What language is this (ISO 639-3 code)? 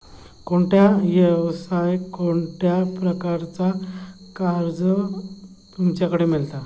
mar